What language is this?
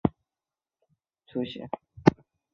Chinese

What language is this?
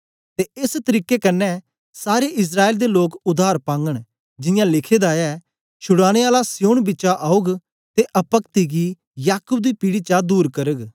Dogri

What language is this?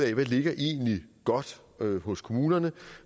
Danish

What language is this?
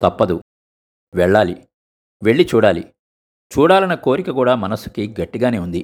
Telugu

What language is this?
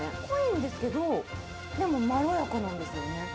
Japanese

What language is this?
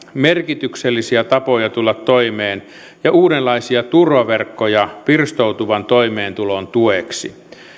Finnish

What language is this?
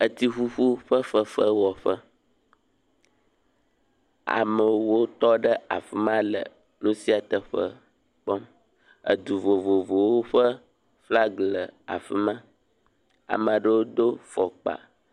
Ewe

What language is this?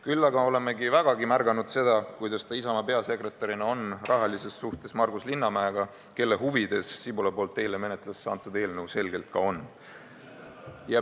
Estonian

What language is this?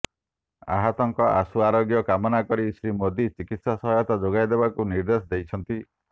Odia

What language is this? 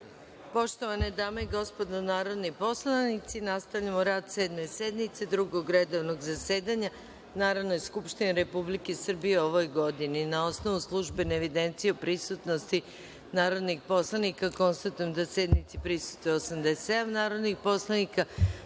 Serbian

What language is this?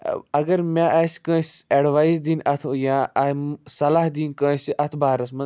Kashmiri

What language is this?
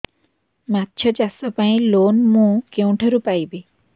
Odia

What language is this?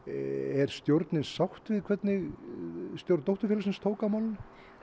Icelandic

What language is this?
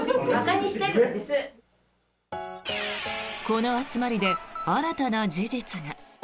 Japanese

